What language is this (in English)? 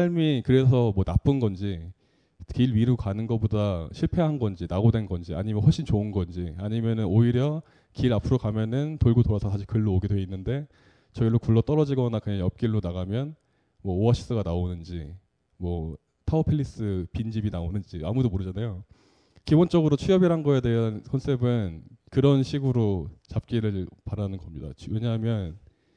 Korean